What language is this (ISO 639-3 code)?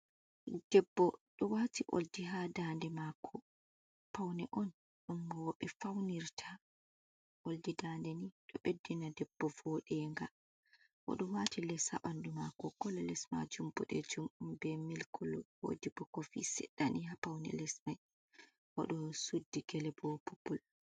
ful